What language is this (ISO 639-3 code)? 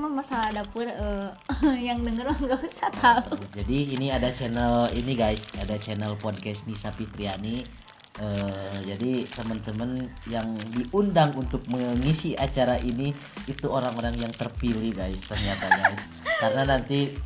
ind